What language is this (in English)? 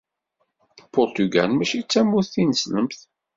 Kabyle